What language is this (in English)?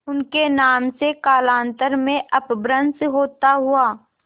Hindi